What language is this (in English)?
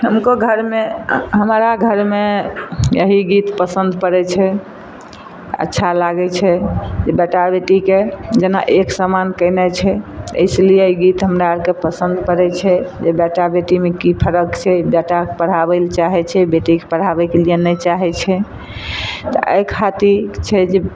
Maithili